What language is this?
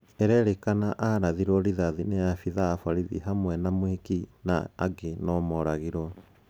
Kikuyu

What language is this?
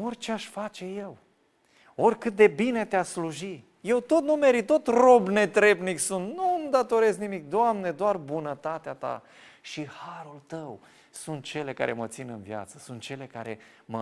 Romanian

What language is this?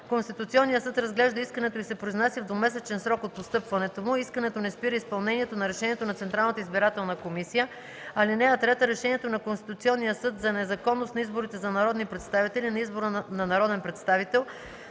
Bulgarian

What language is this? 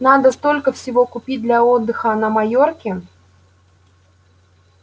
Russian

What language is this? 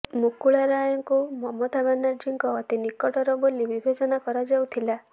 Odia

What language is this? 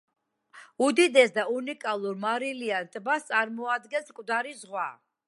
Georgian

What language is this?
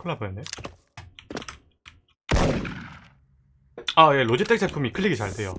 Korean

